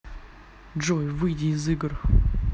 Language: Russian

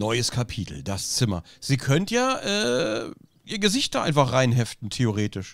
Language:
German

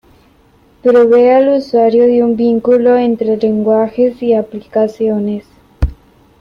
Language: Spanish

